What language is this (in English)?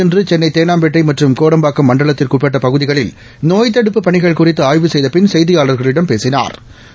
Tamil